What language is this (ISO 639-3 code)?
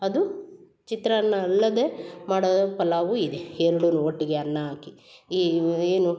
kan